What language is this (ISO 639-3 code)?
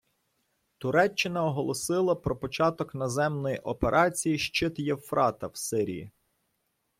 ukr